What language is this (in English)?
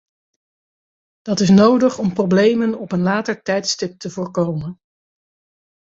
Dutch